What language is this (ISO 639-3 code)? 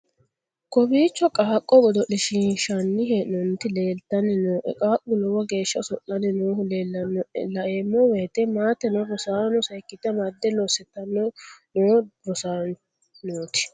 sid